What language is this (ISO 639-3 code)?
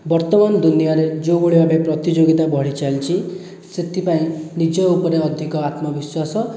ori